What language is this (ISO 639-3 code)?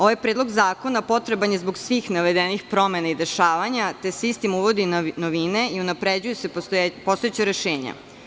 srp